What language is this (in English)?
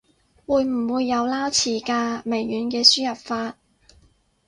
Cantonese